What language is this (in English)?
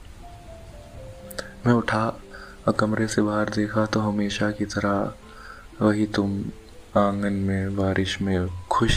Hindi